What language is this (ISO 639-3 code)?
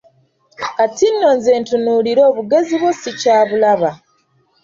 lug